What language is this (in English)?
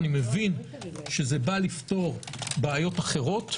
Hebrew